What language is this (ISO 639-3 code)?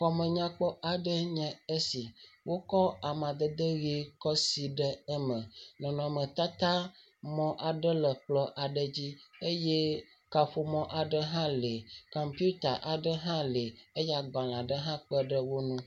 ewe